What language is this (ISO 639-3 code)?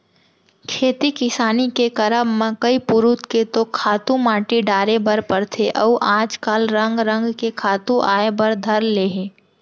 hne